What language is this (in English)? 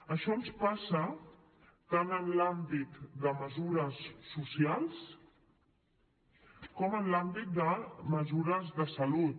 Catalan